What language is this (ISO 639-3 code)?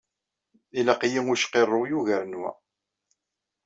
kab